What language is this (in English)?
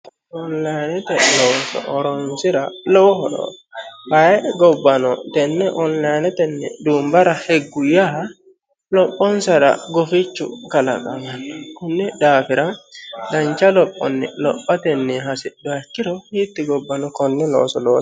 Sidamo